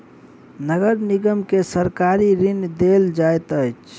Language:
Maithili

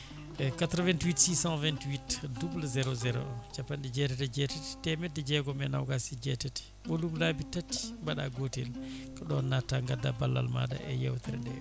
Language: Fula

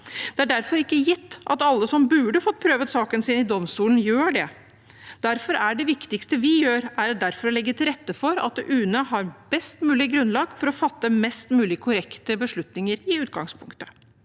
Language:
Norwegian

